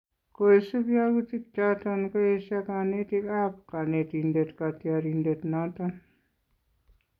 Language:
Kalenjin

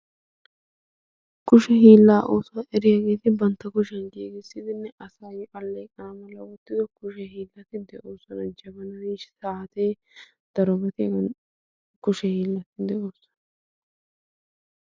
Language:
Wolaytta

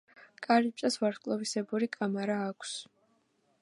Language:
Georgian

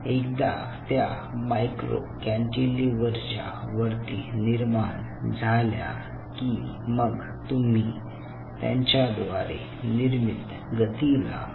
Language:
Marathi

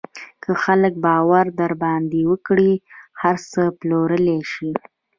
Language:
Pashto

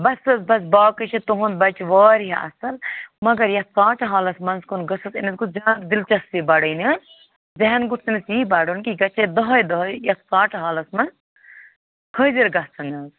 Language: Kashmiri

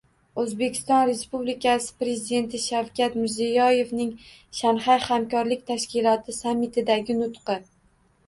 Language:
Uzbek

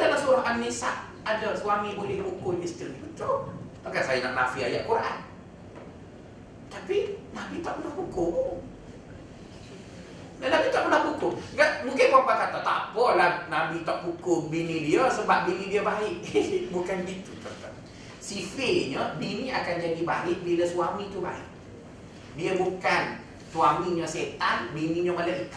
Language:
Malay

